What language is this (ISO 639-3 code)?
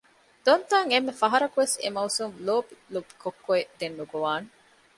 div